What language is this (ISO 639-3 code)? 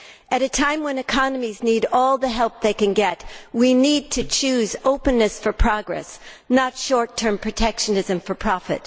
eng